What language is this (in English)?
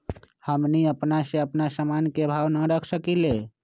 Magahi